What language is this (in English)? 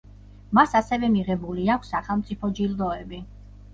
Georgian